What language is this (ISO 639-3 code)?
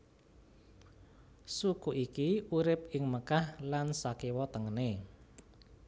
jav